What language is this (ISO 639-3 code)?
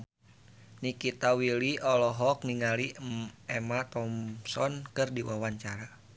sun